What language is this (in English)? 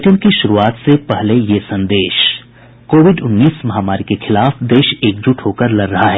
Hindi